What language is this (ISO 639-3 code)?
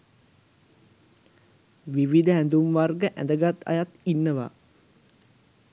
sin